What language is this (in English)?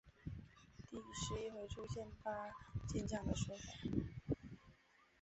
Chinese